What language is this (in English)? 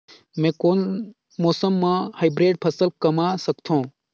Chhattisgarhi